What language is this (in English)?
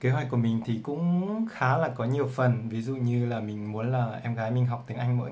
Vietnamese